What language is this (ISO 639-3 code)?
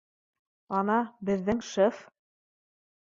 bak